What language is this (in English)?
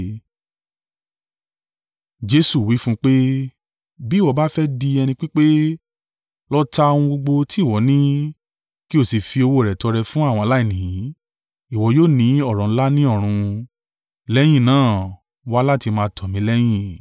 Yoruba